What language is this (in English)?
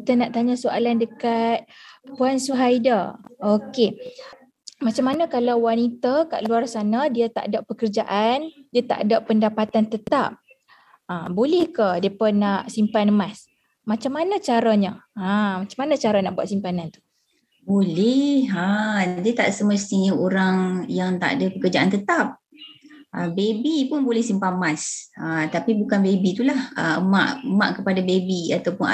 Malay